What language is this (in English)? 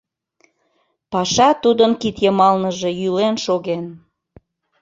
Mari